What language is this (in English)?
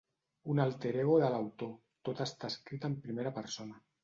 Catalan